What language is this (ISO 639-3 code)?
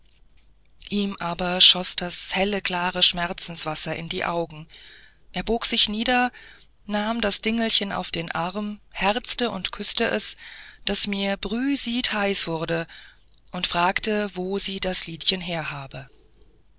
deu